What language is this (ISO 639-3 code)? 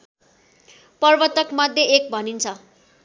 nep